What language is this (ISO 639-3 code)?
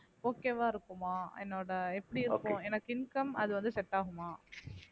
tam